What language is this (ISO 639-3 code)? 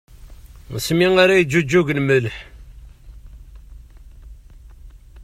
kab